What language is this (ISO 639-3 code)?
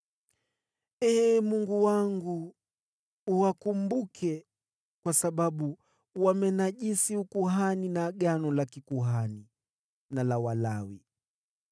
swa